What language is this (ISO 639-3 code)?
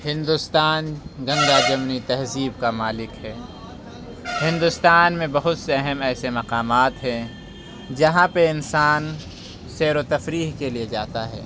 urd